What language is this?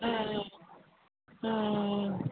Tamil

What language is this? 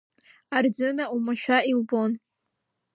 Abkhazian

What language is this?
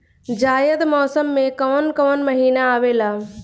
Bhojpuri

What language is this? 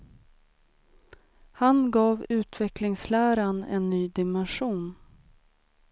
Swedish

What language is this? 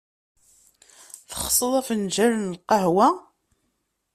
Kabyle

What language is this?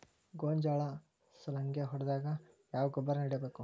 Kannada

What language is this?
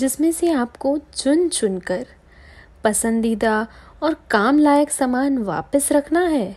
Hindi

